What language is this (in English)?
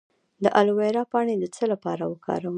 Pashto